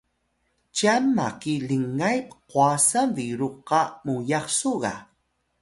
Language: Atayal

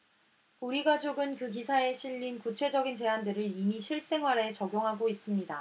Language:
Korean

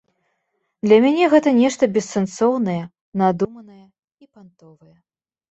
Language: Belarusian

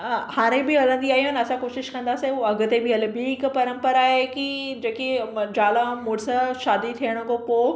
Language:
Sindhi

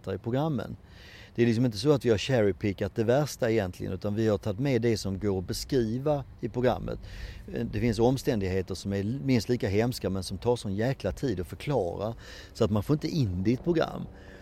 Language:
Swedish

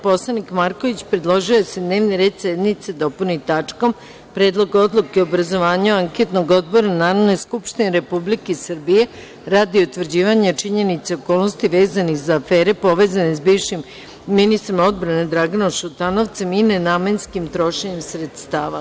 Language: Serbian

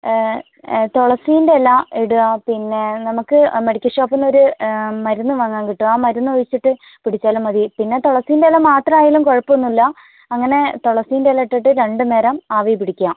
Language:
Malayalam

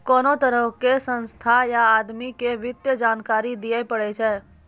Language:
Maithili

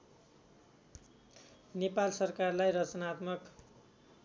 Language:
Nepali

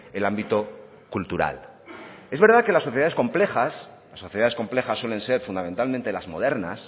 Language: Spanish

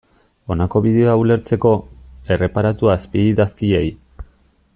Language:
Basque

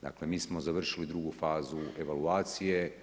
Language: Croatian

